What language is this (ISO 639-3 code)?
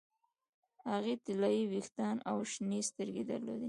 pus